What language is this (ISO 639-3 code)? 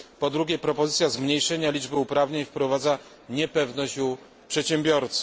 pol